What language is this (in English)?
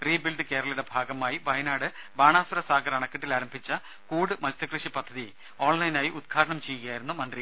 Malayalam